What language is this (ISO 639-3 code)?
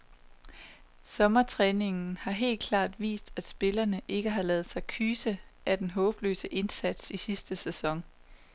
dan